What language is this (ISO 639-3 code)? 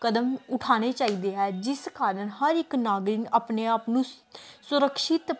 pan